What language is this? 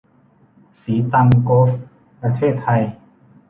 Thai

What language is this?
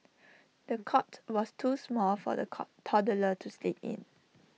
English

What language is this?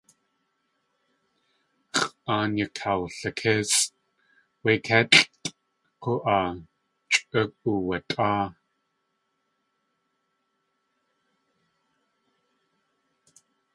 Tlingit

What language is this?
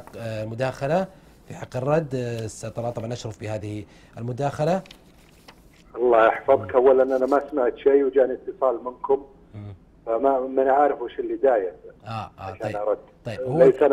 Arabic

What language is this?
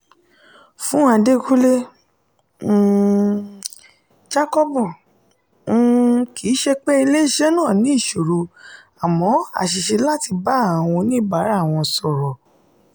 Yoruba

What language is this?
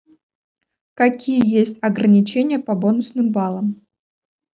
Russian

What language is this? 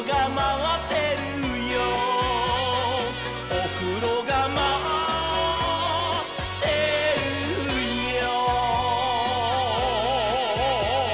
Japanese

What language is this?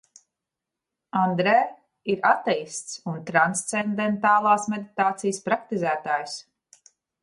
Latvian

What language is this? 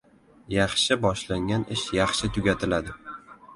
Uzbek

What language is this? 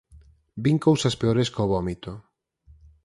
Galician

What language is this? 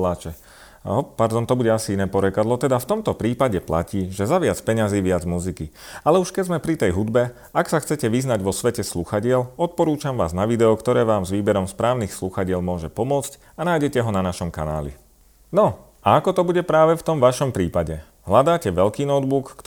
Slovak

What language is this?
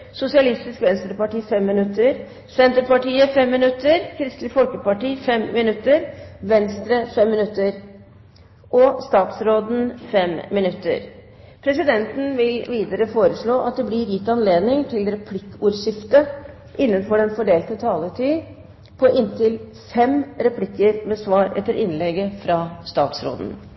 Norwegian Bokmål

